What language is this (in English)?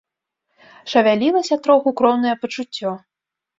Belarusian